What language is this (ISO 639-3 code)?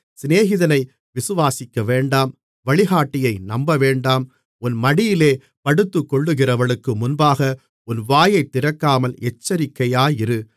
tam